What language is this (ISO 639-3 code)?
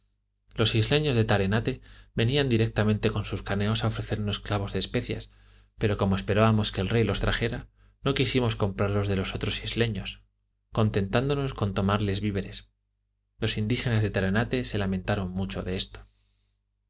spa